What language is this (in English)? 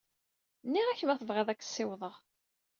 Kabyle